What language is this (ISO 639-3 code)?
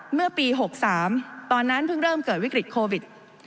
tha